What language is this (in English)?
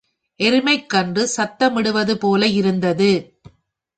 Tamil